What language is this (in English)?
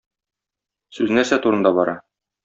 Tatar